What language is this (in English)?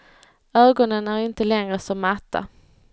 Swedish